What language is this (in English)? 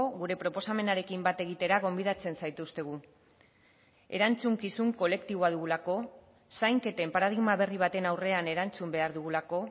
Basque